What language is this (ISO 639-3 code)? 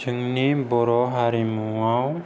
brx